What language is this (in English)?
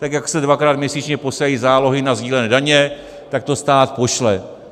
Czech